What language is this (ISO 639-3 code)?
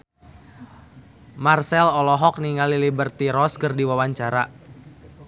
sun